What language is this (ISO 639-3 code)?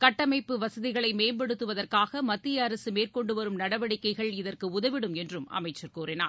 tam